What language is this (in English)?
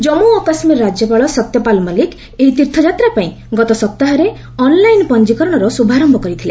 Odia